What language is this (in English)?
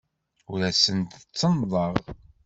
Kabyle